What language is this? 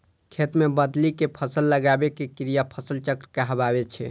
Maithili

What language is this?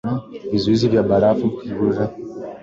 Swahili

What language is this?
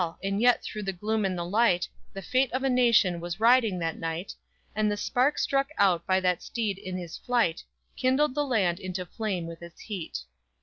English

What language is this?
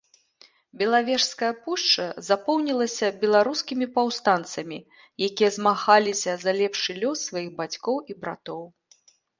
Belarusian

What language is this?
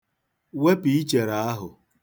Igbo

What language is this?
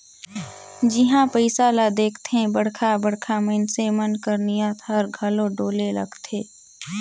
Chhattisgarhi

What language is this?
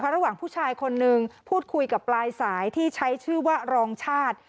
Thai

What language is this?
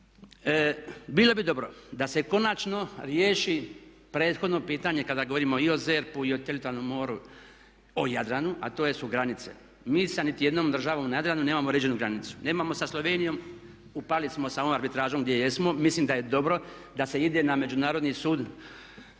Croatian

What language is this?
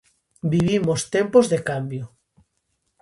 Galician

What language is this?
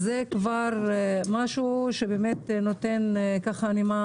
Hebrew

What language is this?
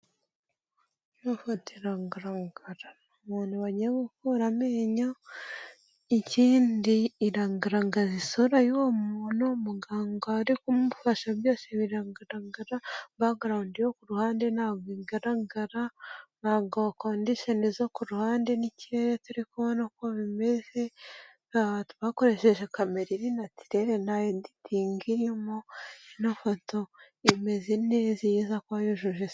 Kinyarwanda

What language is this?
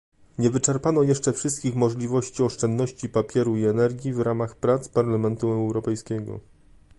Polish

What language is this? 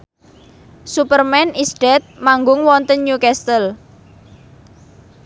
Javanese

